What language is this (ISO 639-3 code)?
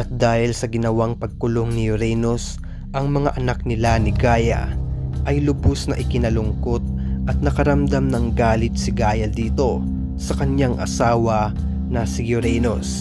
fil